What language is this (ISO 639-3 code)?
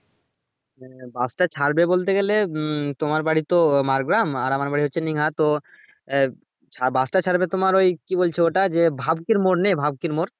ben